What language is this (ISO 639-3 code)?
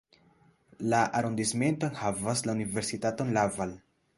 epo